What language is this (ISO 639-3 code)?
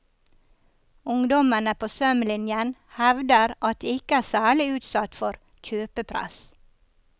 nor